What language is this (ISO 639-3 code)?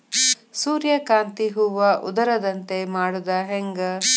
kan